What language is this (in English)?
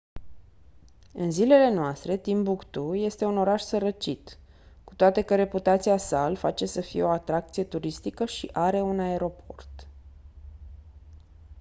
Romanian